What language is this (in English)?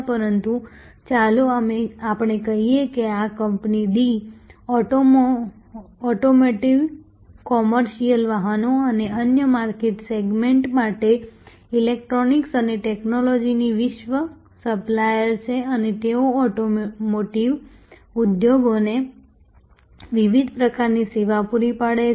Gujarati